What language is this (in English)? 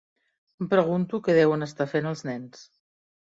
Catalan